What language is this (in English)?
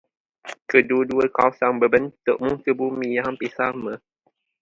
Malay